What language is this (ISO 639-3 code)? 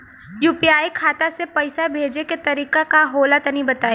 bho